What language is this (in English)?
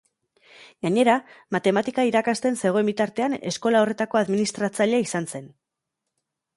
Basque